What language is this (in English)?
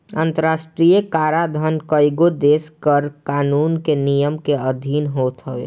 Bhojpuri